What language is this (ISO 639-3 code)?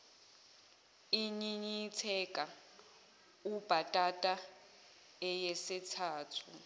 zul